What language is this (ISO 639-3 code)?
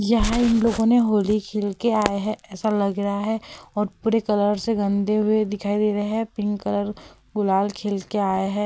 hin